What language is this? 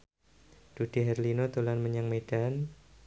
Javanese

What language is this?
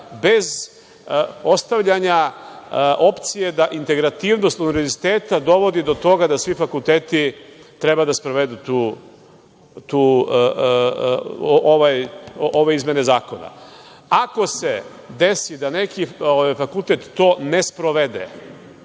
Serbian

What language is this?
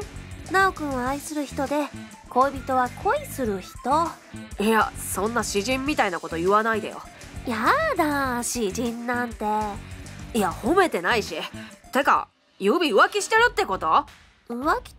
Japanese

